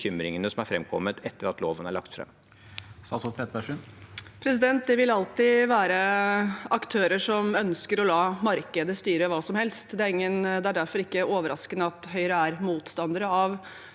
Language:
Norwegian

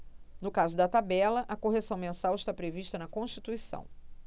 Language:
Portuguese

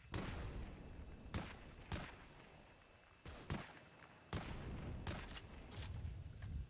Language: French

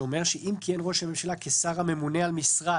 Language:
Hebrew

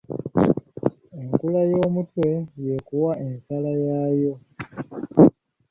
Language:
Ganda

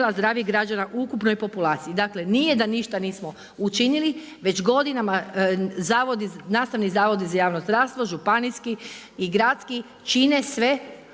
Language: Croatian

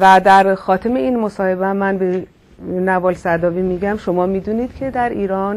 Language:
Persian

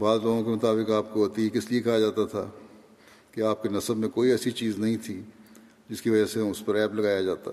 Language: Urdu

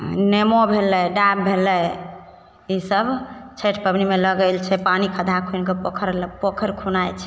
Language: Maithili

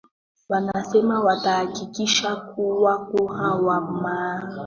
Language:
Swahili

